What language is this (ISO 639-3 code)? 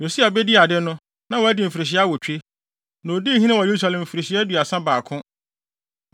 aka